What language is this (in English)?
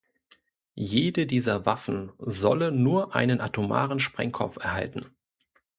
German